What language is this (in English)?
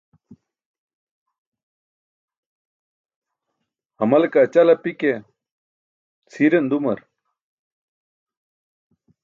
Burushaski